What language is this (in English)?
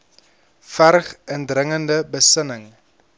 Afrikaans